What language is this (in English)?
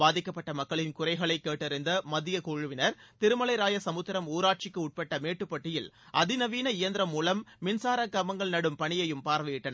Tamil